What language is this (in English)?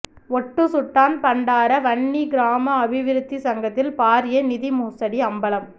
Tamil